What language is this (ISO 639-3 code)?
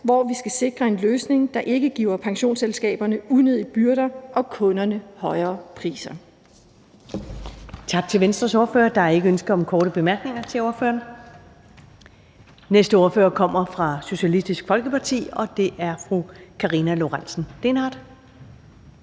dan